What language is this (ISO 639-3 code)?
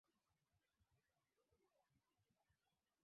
swa